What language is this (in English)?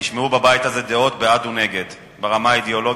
Hebrew